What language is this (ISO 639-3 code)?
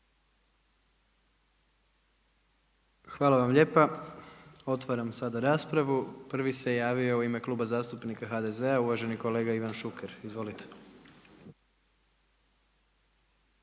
hrv